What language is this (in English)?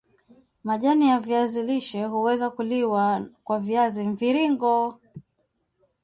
Swahili